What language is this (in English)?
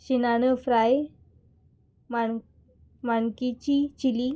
Konkani